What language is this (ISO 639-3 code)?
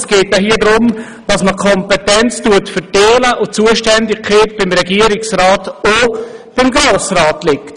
gsw